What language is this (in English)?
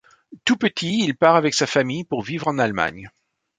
French